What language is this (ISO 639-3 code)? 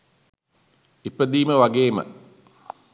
sin